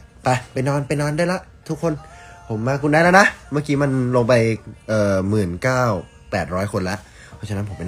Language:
Thai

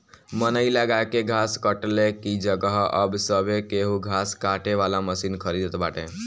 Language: Bhojpuri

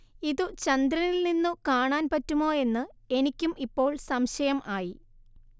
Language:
Malayalam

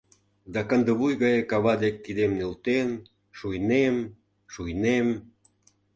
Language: Mari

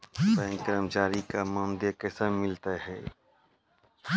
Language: Maithili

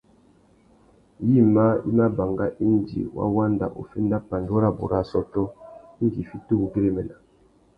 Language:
Tuki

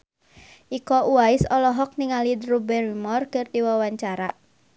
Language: Sundanese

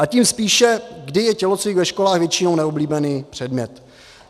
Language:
Czech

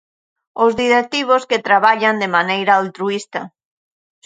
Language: Galician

